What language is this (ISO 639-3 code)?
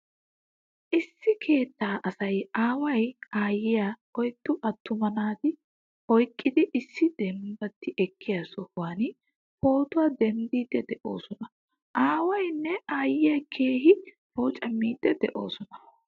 wal